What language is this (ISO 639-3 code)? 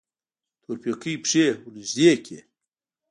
pus